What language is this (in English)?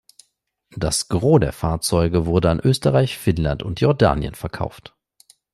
German